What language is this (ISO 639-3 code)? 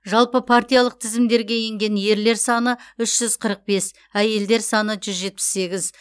kaz